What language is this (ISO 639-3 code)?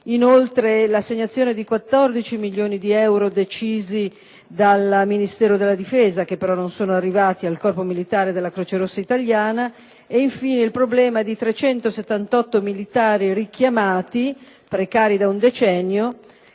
ita